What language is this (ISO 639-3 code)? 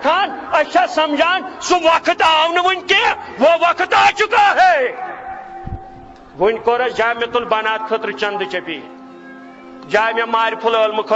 ron